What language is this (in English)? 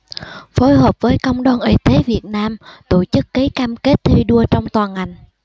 Vietnamese